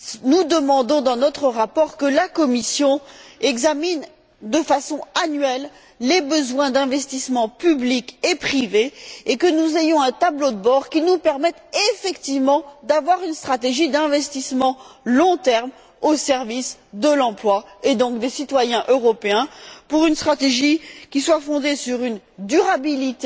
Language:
French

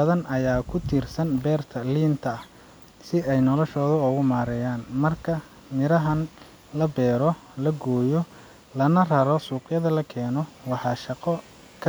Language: Somali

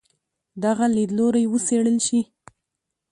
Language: Pashto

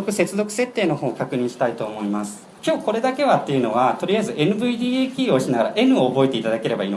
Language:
Japanese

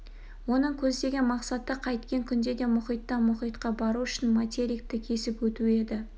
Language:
Kazakh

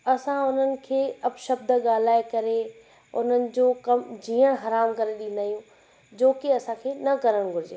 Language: Sindhi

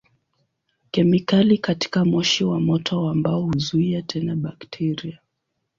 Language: Swahili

